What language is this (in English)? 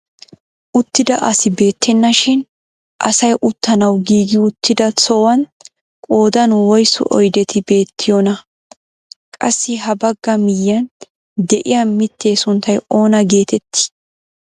Wolaytta